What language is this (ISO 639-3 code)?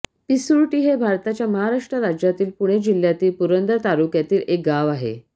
mar